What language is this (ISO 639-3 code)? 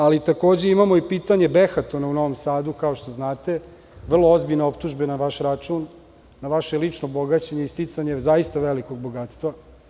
srp